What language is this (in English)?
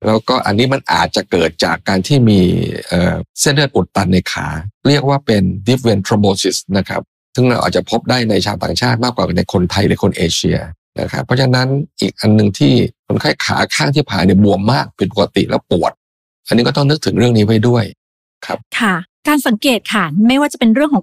Thai